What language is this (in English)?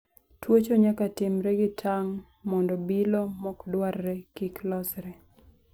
Luo (Kenya and Tanzania)